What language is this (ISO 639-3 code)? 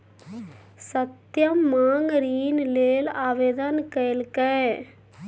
mai